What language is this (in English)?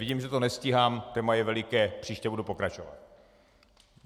Czech